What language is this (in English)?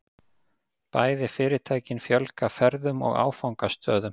Icelandic